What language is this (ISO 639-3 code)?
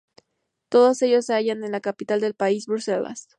spa